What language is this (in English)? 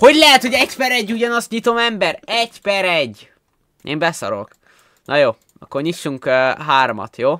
Hungarian